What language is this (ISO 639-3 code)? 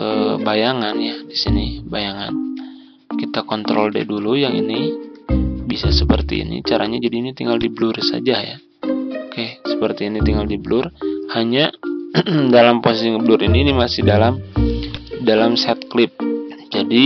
ind